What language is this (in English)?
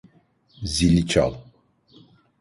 Turkish